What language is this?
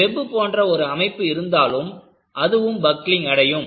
Tamil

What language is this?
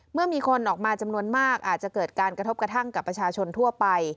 Thai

